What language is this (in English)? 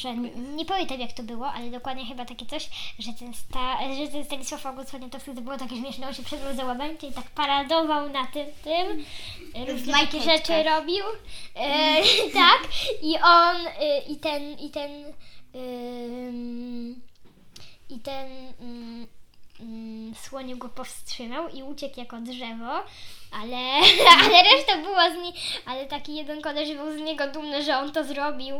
Polish